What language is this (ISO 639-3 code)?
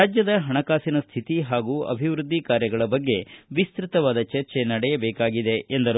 kan